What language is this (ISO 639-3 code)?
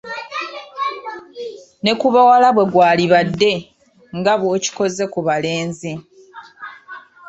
lug